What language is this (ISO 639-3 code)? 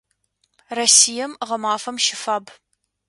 ady